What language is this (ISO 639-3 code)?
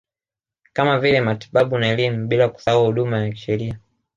swa